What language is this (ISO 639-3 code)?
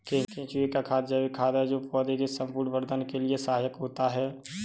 hin